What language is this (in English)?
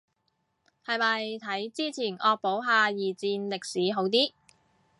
Cantonese